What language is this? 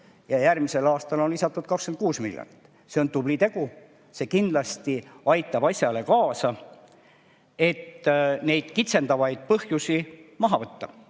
Estonian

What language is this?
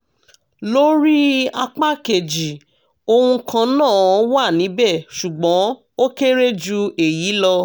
Yoruba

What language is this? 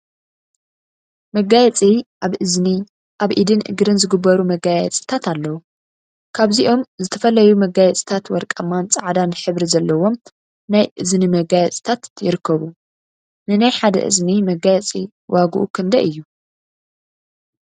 Tigrinya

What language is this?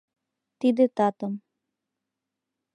Mari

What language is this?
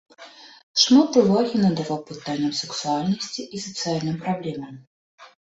Belarusian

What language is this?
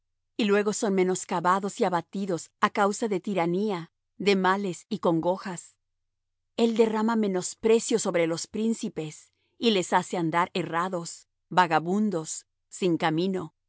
Spanish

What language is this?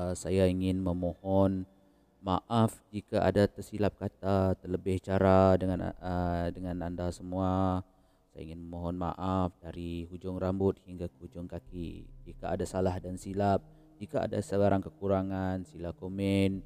Malay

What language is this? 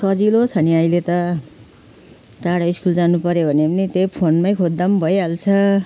Nepali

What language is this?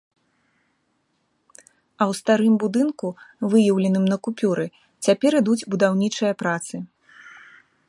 Belarusian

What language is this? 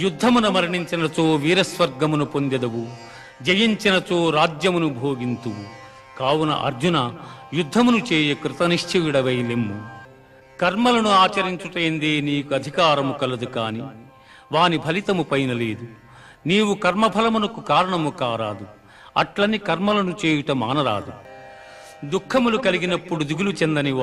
Telugu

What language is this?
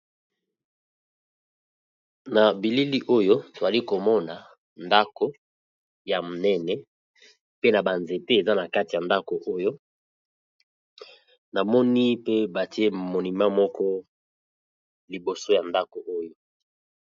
Lingala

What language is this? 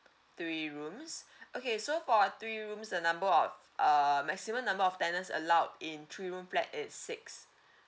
English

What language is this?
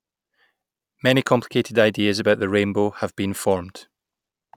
English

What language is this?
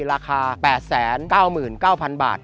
Thai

